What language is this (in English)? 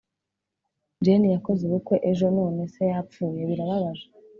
Kinyarwanda